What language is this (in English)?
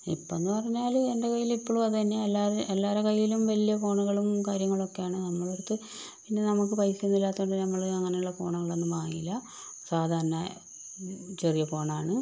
Malayalam